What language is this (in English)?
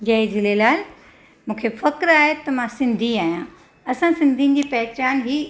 Sindhi